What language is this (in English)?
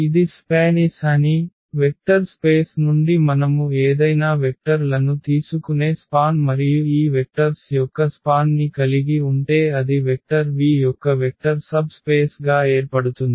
Telugu